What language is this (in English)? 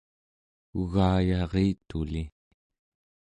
Central Yupik